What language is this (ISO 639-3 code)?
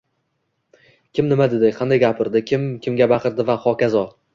uzb